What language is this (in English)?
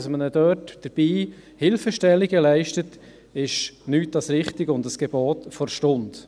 Swiss German